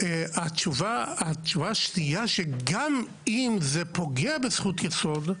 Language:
Hebrew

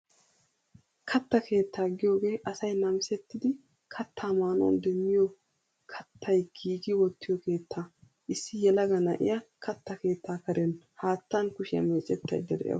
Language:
Wolaytta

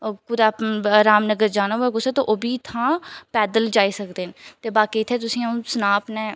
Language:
Dogri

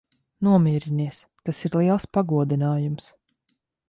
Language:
Latvian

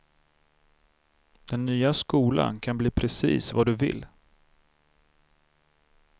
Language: Swedish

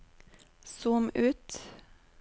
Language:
Norwegian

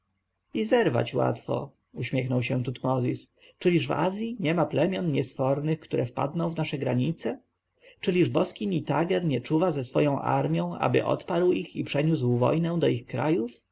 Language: Polish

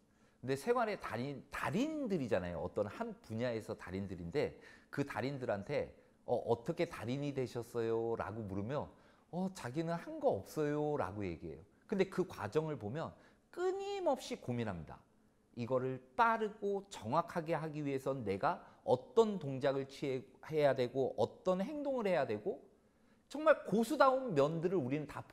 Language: Korean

